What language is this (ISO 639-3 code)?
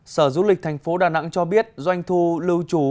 vie